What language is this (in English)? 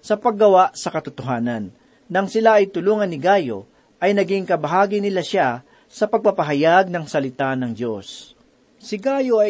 Filipino